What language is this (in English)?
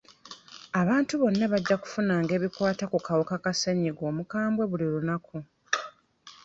Ganda